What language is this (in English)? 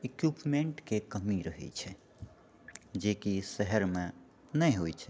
Maithili